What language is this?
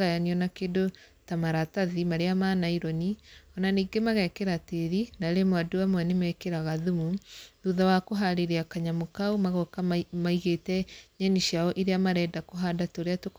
Kikuyu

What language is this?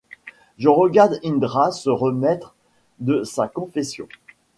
French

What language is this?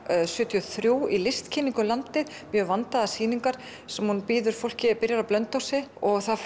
Icelandic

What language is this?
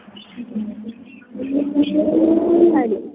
Dogri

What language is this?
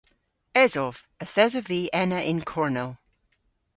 Cornish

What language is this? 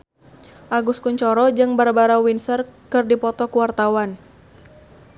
Sundanese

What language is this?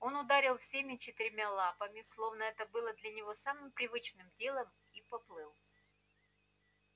Russian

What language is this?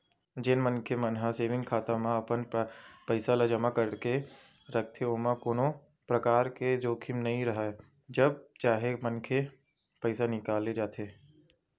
Chhattisgarhi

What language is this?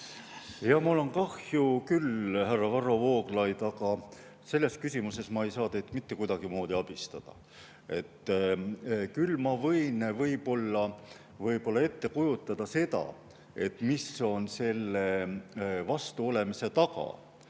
Estonian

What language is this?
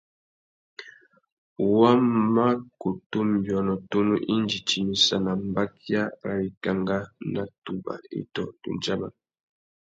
Tuki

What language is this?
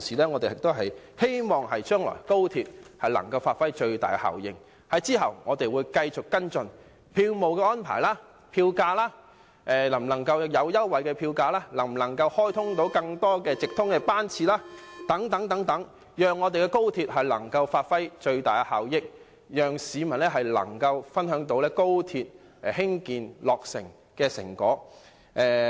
Cantonese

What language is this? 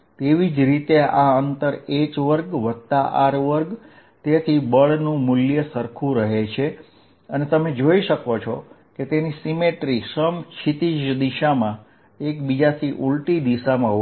Gujarati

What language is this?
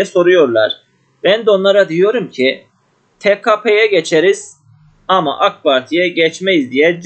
Turkish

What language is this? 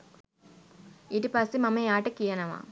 Sinhala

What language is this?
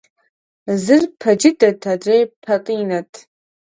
Kabardian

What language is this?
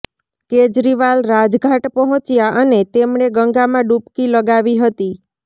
Gujarati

